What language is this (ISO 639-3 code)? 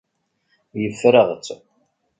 kab